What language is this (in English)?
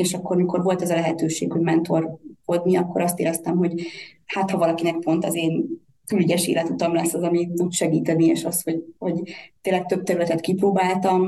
Hungarian